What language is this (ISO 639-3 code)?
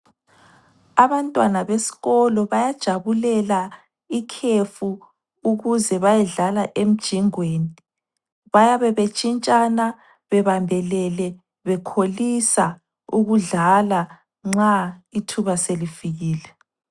nde